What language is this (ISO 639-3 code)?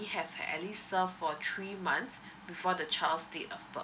eng